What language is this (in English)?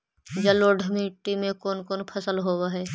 Magahi